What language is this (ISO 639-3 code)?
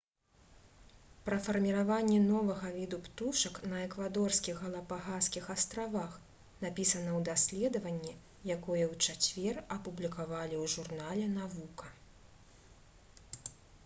bel